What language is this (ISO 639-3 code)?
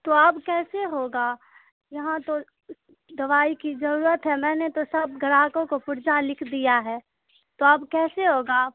urd